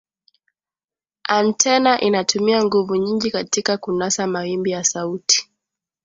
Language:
Swahili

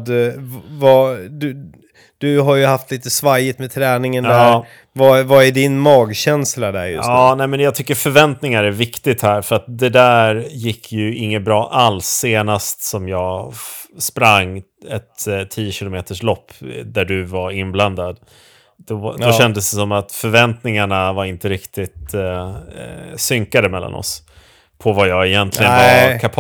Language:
Swedish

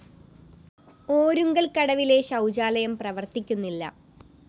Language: Malayalam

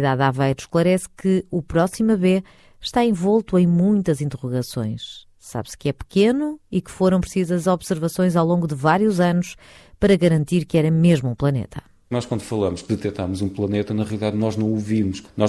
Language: Portuguese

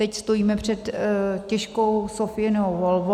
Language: Czech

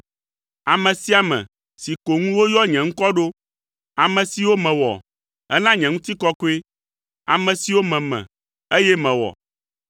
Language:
Ewe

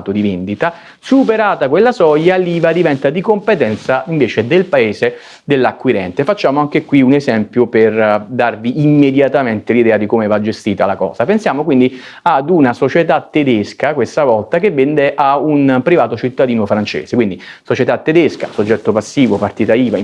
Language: Italian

